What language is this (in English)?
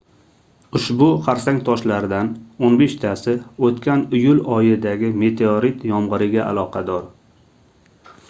Uzbek